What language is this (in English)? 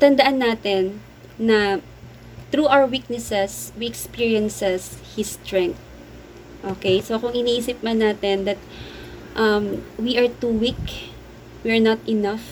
Filipino